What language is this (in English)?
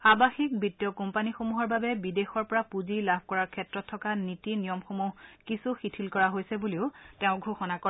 Assamese